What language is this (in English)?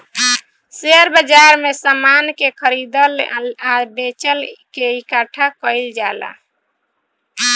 Bhojpuri